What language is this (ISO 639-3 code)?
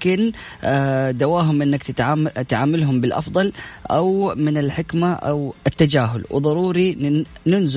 ara